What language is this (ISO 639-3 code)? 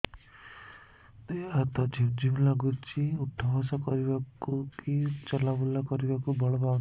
ori